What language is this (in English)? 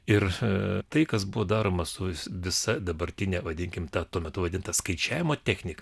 Lithuanian